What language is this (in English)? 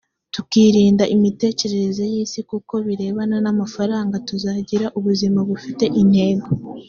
Kinyarwanda